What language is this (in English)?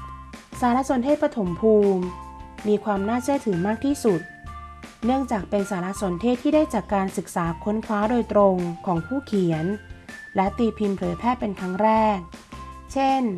Thai